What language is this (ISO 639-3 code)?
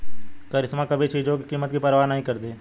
hin